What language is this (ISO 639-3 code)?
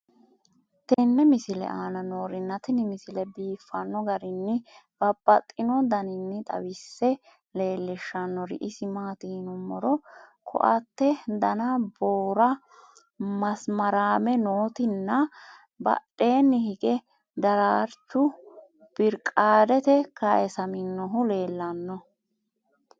sid